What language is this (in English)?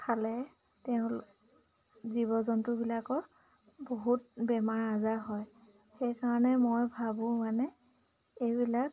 Assamese